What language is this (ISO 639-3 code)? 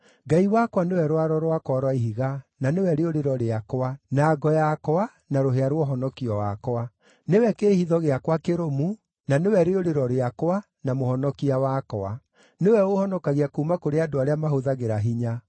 kik